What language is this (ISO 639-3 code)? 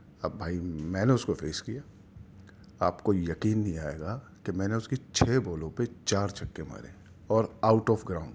urd